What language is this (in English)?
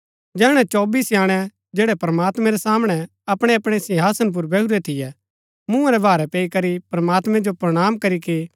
Gaddi